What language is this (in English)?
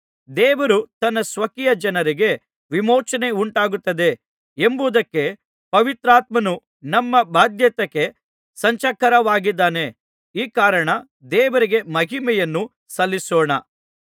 Kannada